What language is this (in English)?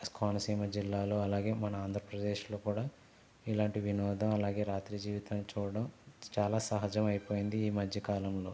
Telugu